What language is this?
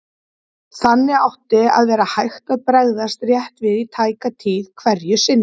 Icelandic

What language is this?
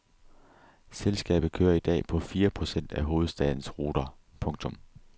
Danish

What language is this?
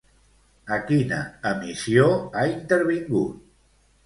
Catalan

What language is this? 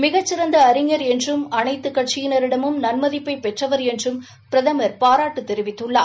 Tamil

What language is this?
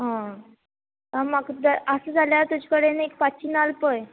Konkani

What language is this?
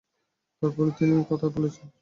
Bangla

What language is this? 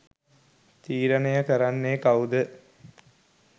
Sinhala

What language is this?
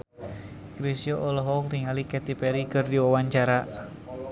Sundanese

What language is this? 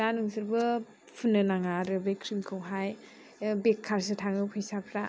Bodo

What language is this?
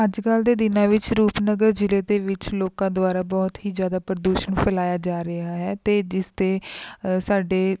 Punjabi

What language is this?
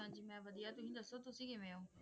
Punjabi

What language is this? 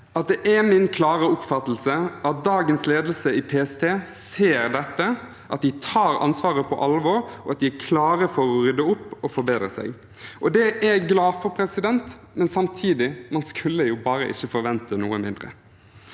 Norwegian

